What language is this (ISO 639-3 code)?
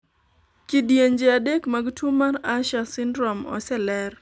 luo